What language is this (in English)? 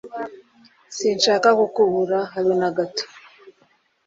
Kinyarwanda